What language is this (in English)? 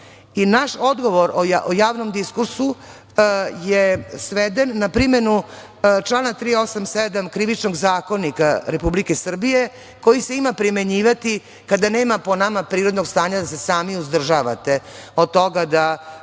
Serbian